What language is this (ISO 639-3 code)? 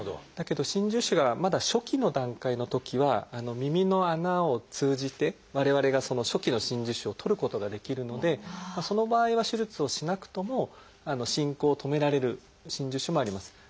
jpn